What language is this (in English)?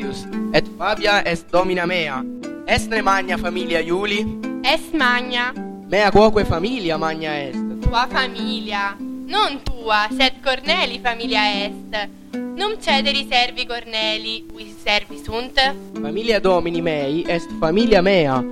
Italian